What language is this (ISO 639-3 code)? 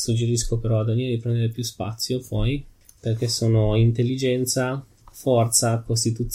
ita